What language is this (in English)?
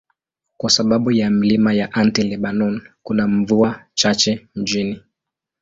Swahili